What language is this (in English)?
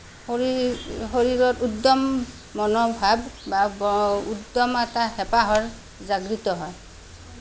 Assamese